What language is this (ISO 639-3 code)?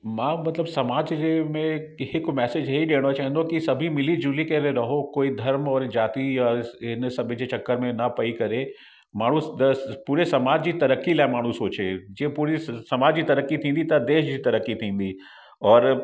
snd